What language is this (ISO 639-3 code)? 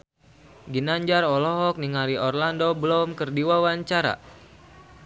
sun